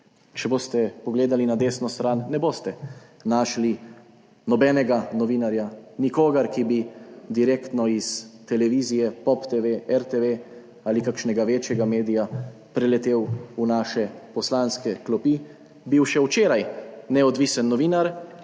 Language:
Slovenian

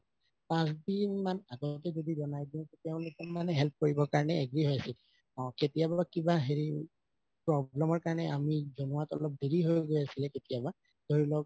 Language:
Assamese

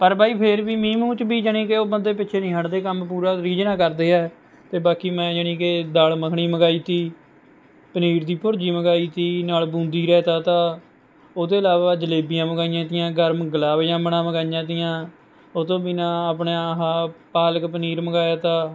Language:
Punjabi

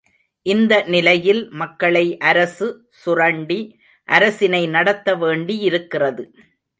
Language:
Tamil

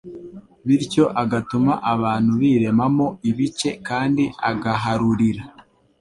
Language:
Kinyarwanda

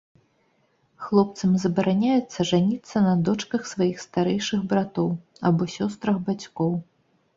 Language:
Belarusian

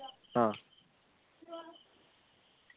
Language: Malayalam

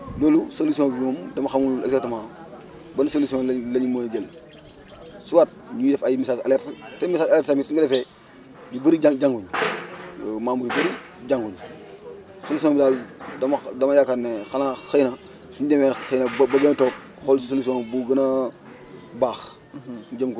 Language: Wolof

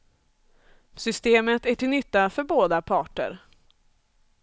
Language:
Swedish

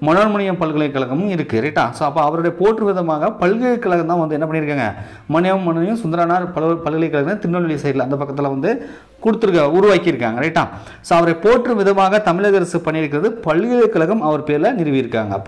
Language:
Arabic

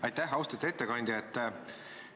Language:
Estonian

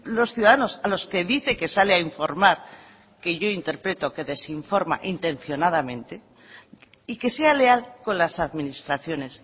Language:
Spanish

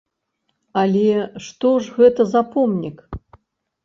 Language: Belarusian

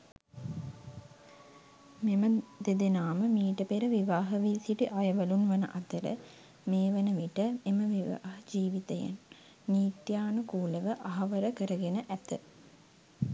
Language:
Sinhala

